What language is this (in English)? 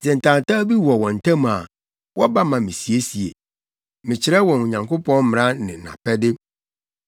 Akan